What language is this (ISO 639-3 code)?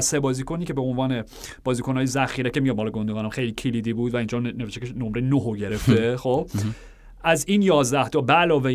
fas